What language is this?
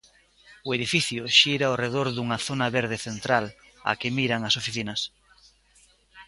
Galician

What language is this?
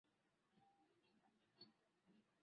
Swahili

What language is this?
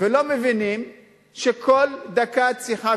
Hebrew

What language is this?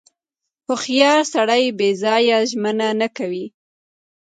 Pashto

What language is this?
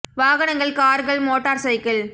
Tamil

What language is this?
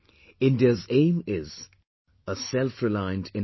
English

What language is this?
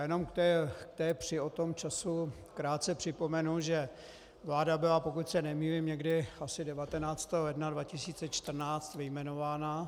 Czech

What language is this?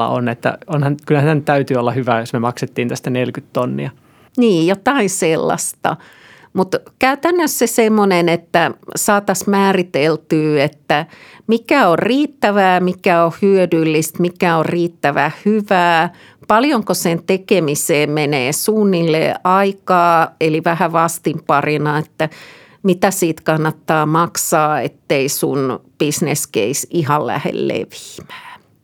Finnish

